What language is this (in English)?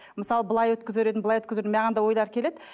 Kazakh